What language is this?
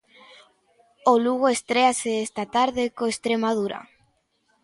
Galician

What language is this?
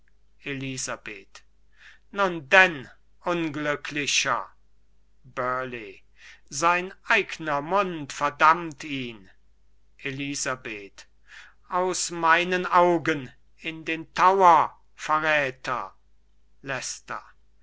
German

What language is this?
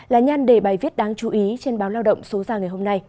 Vietnamese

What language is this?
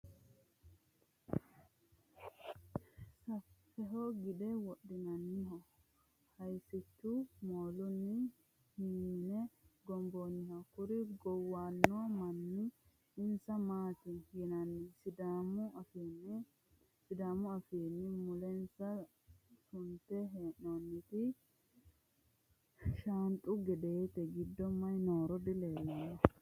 Sidamo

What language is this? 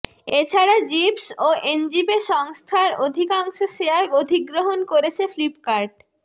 Bangla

